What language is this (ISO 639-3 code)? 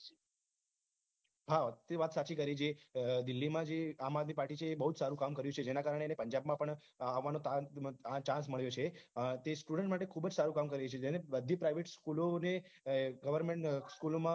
guj